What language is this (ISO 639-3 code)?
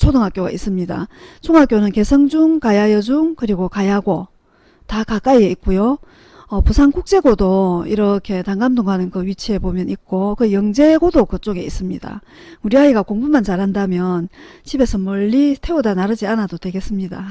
kor